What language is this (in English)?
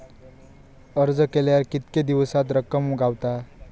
Marathi